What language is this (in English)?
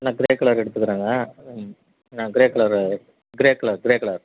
Tamil